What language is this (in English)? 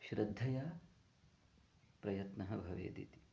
Sanskrit